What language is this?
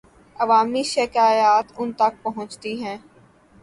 Urdu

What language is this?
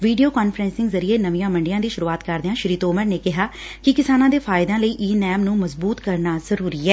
Punjabi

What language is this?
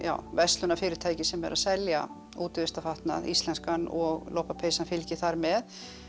Icelandic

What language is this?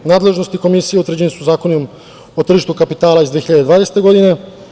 Serbian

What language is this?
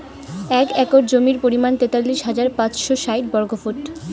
Bangla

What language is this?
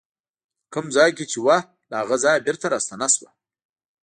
Pashto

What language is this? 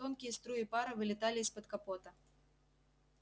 Russian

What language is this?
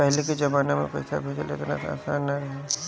Bhojpuri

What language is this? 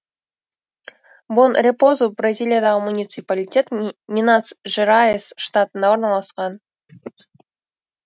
Kazakh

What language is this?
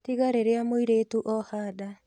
Kikuyu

